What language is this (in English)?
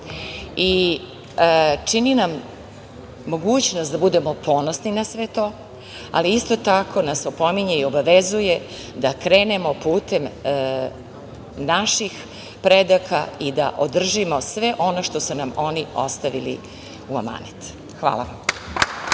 Serbian